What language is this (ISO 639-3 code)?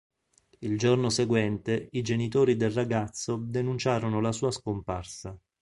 ita